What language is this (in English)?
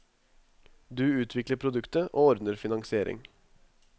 Norwegian